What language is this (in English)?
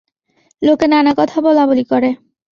Bangla